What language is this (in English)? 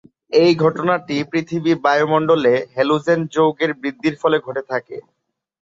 Bangla